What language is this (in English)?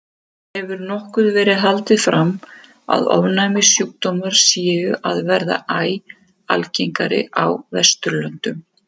Icelandic